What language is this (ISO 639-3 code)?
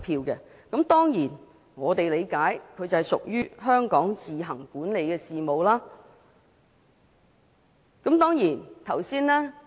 yue